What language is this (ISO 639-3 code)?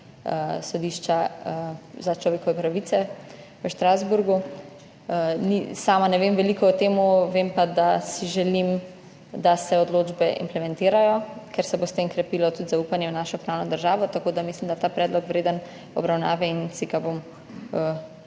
slv